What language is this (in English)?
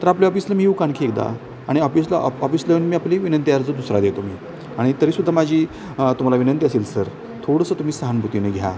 Marathi